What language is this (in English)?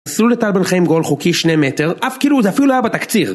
Hebrew